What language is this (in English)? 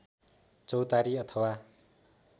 Nepali